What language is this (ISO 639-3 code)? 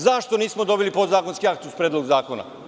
srp